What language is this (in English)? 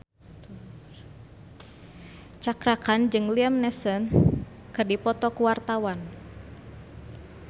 Sundanese